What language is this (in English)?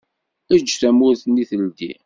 Kabyle